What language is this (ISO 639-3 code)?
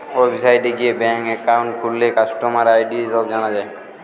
ben